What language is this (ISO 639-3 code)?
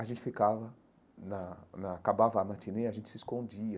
por